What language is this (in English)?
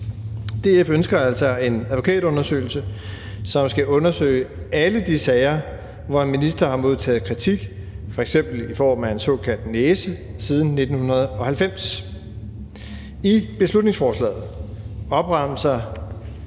Danish